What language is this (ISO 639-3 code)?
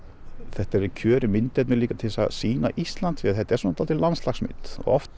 isl